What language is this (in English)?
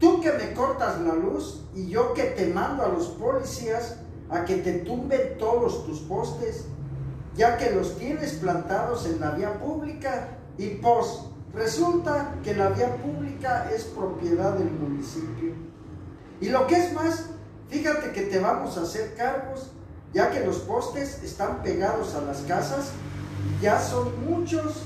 Spanish